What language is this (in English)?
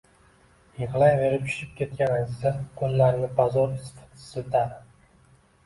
Uzbek